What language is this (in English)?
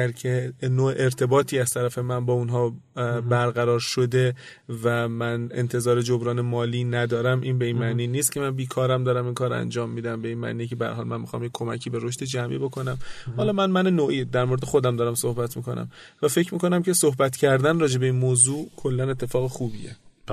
Persian